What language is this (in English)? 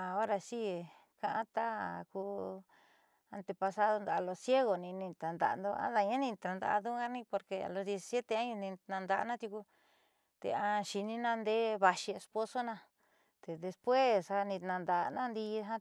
Southeastern Nochixtlán Mixtec